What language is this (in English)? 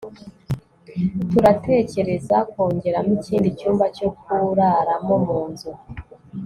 Kinyarwanda